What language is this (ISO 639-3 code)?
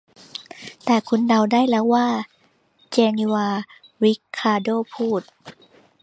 tha